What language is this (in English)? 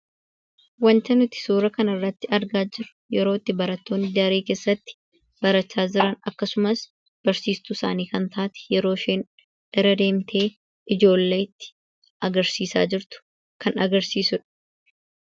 Oromo